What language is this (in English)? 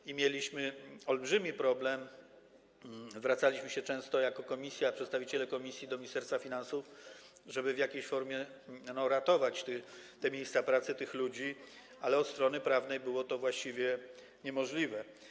Polish